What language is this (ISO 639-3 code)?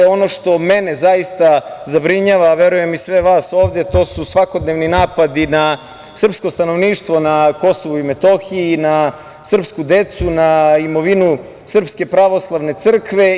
srp